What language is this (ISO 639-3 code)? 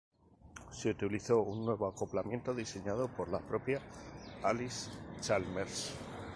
spa